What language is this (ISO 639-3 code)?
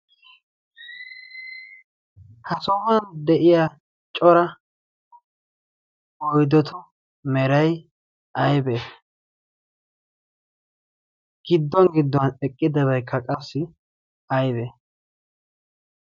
wal